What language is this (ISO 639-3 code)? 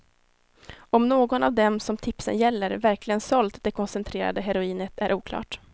swe